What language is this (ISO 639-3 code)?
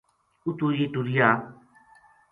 gju